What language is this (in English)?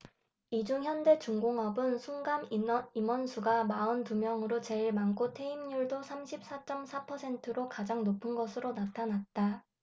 Korean